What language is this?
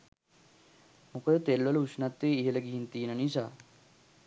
Sinhala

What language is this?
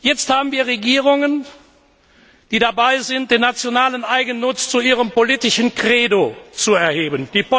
German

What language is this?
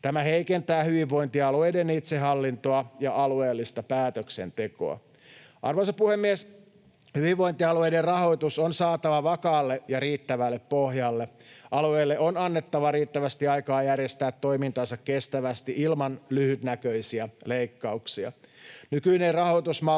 Finnish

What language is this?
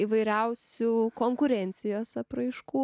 Lithuanian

